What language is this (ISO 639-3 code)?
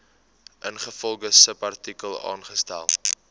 afr